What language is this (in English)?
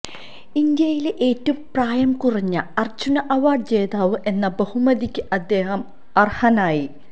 Malayalam